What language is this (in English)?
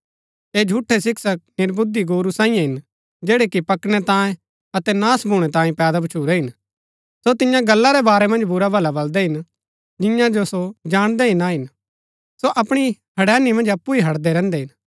Gaddi